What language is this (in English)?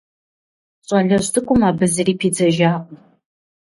Kabardian